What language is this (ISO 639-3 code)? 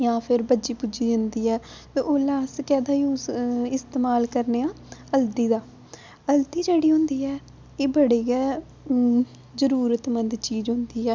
doi